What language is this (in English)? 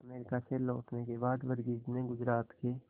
Hindi